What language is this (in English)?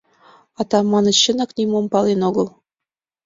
Mari